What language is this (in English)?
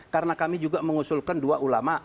Indonesian